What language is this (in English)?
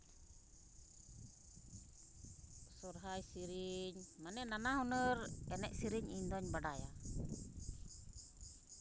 Santali